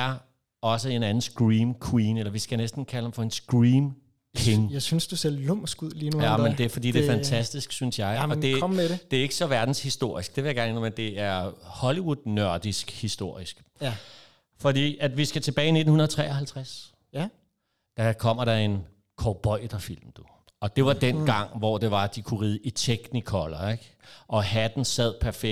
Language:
Danish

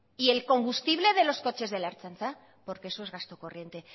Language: Spanish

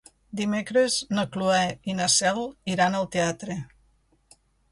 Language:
Catalan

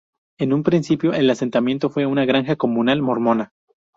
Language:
Spanish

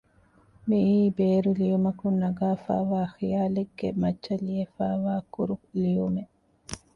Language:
Divehi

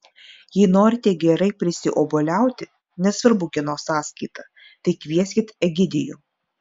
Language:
Lithuanian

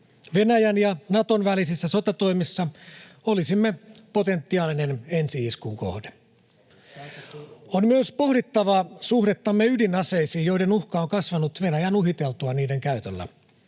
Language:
Finnish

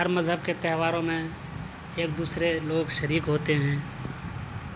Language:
Urdu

